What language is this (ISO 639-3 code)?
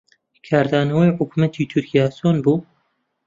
ckb